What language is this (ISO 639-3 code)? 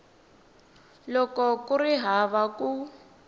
tso